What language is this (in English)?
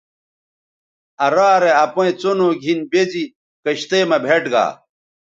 Bateri